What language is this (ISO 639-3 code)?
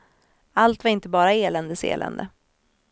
swe